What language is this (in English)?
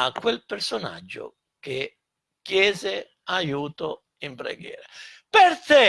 Italian